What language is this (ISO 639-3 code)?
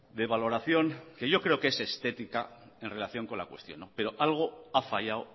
spa